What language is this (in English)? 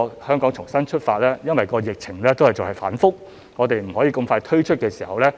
Cantonese